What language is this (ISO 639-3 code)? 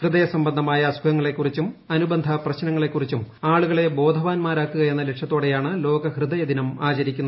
mal